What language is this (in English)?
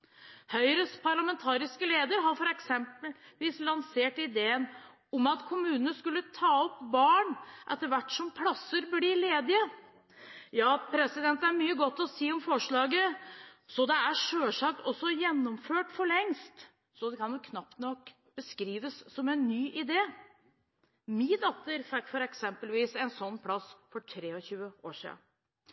Norwegian Bokmål